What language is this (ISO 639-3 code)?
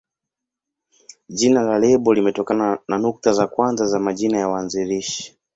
swa